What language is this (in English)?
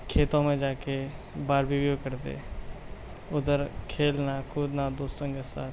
Urdu